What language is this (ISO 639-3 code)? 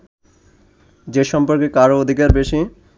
ben